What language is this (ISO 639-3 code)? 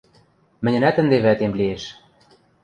mrj